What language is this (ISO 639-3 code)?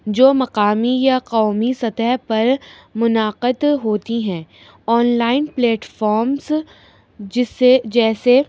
urd